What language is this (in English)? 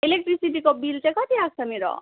Nepali